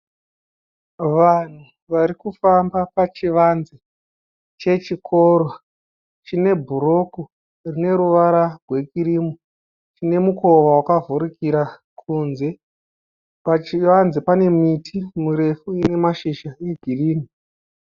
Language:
Shona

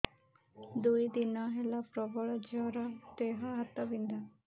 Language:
Odia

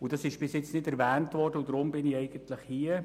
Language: Swiss German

